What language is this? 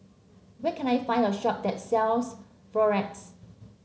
English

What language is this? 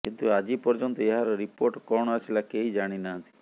Odia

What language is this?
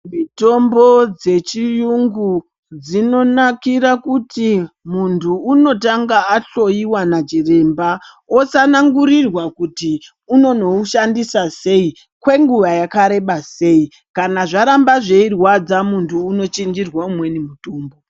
Ndau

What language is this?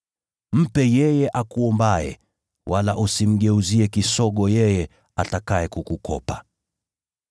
Swahili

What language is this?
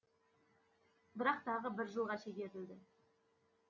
Kazakh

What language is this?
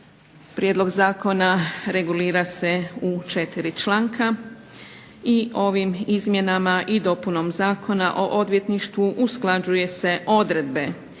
Croatian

